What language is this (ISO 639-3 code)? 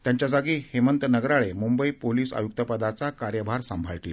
mar